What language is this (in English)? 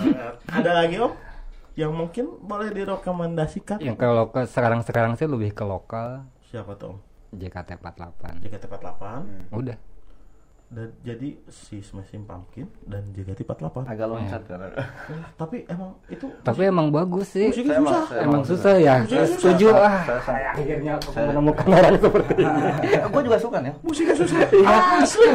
Indonesian